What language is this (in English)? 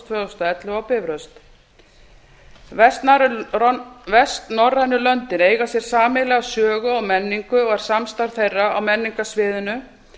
Icelandic